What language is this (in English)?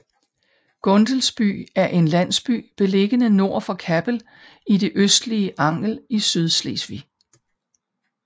Danish